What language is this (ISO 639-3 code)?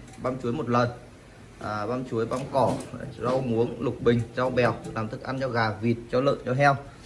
vie